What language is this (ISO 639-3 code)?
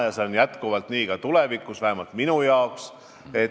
est